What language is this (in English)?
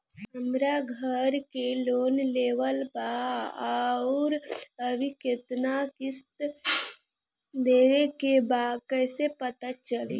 Bhojpuri